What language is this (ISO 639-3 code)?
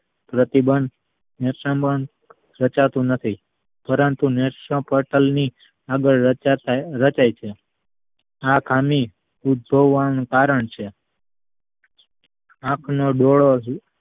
guj